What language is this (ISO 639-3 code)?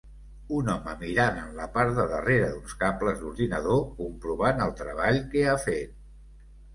cat